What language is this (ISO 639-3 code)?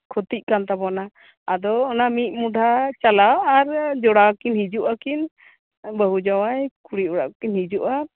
sat